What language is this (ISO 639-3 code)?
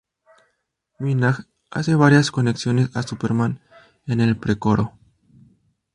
spa